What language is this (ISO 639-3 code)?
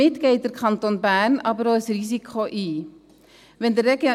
gsw